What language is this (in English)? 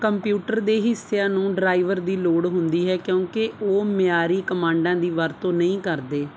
Punjabi